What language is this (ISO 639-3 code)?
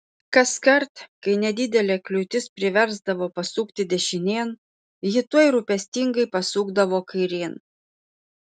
lit